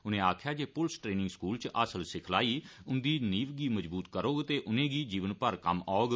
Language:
Dogri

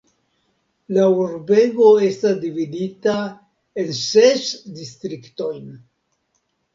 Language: Esperanto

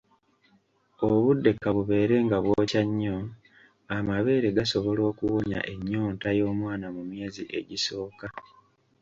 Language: Ganda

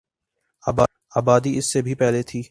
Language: Urdu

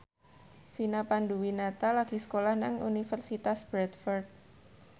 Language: Javanese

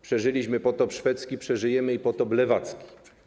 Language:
Polish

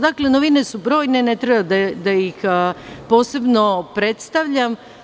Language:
Serbian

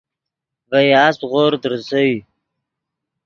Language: Yidgha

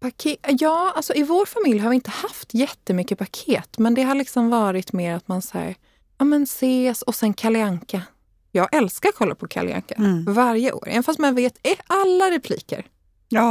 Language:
Swedish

